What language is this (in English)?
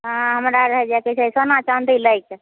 Maithili